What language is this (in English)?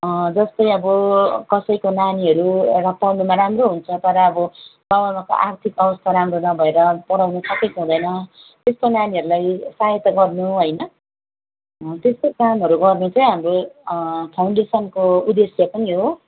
Nepali